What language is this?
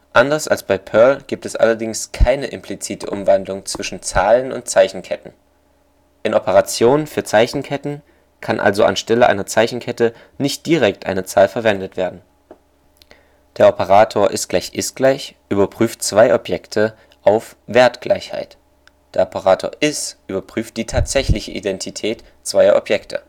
German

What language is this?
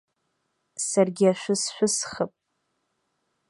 Abkhazian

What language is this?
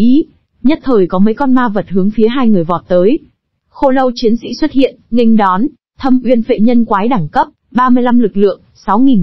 Vietnamese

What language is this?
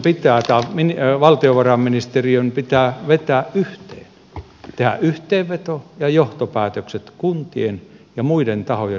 Finnish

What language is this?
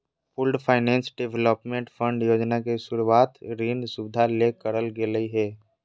Magahi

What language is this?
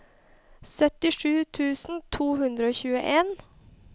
Norwegian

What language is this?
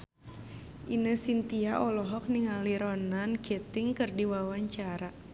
Sundanese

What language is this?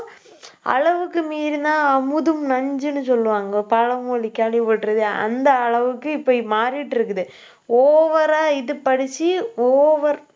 Tamil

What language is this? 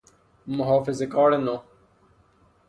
Persian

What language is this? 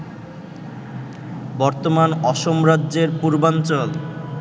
Bangla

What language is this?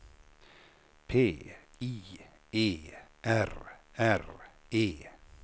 Swedish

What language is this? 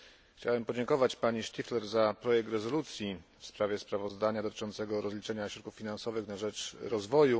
Polish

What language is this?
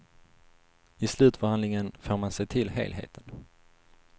Swedish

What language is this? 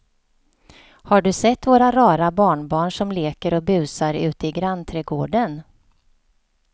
Swedish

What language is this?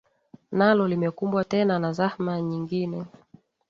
Swahili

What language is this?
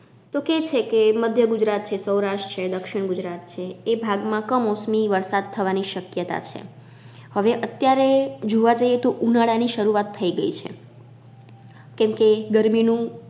Gujarati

